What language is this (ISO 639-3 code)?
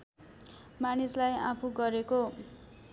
nep